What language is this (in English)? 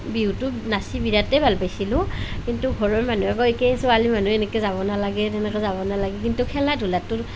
Assamese